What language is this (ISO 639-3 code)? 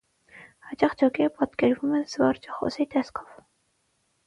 hye